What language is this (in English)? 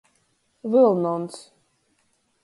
Latgalian